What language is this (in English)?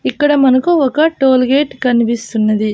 Telugu